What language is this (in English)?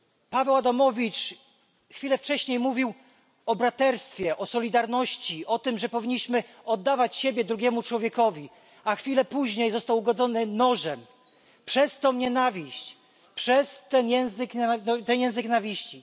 Polish